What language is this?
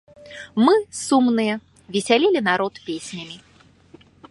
Belarusian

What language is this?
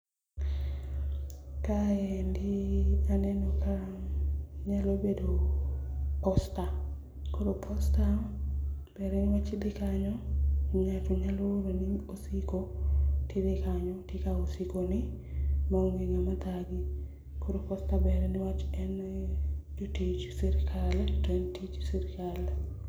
Luo (Kenya and Tanzania)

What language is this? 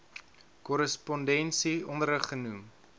Afrikaans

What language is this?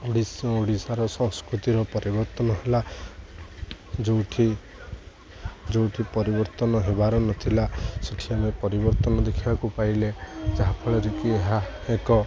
Odia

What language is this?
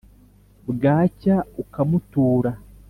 Kinyarwanda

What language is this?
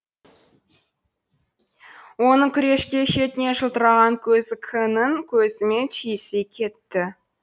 Kazakh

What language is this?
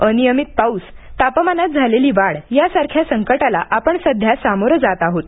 Marathi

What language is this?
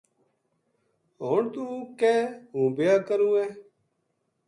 Gujari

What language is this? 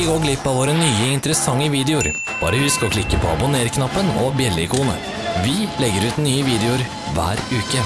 Norwegian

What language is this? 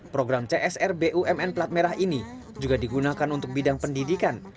Indonesian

